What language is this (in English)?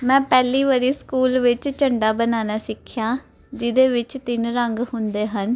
Punjabi